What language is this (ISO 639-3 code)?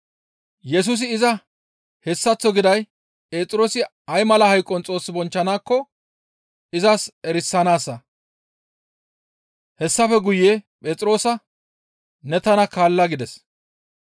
gmv